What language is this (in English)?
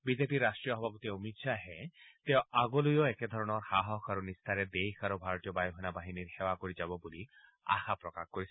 Assamese